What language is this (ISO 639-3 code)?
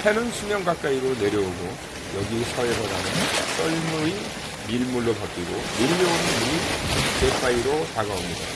kor